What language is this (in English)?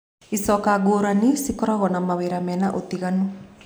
Kikuyu